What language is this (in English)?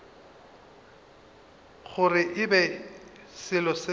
Northern Sotho